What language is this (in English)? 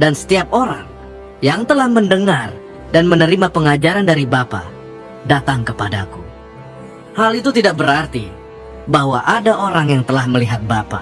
Indonesian